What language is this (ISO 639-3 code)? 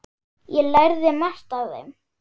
isl